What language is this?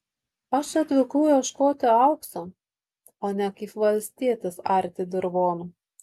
Lithuanian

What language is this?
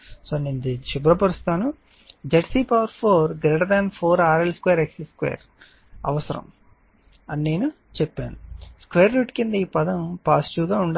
Telugu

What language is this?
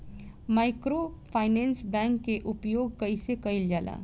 Bhojpuri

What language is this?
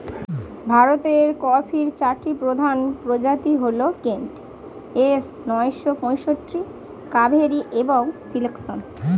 Bangla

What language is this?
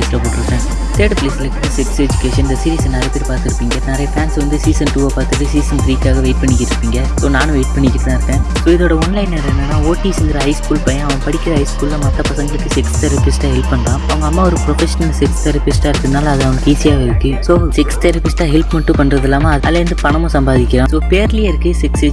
Tamil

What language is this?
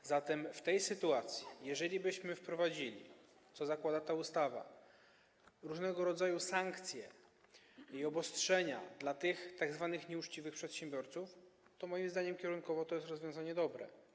Polish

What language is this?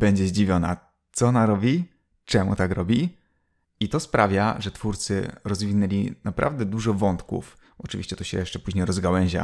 Polish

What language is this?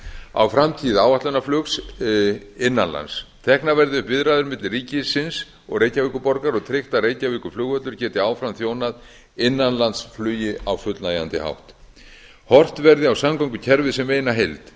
Icelandic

